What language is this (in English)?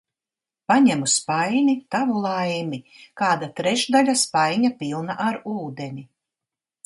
Latvian